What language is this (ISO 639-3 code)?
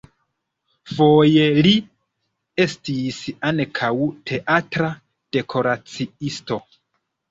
epo